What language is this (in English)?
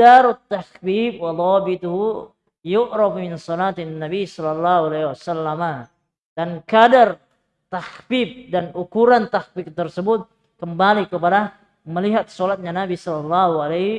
Indonesian